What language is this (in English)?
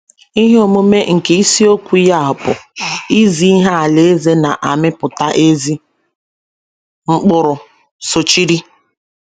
Igbo